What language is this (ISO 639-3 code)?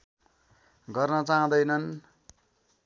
nep